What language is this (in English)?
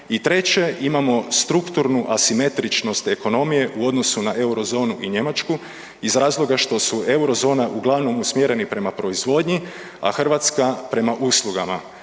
Croatian